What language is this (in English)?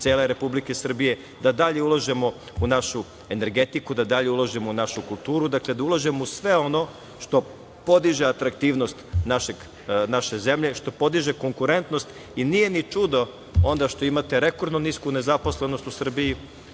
Serbian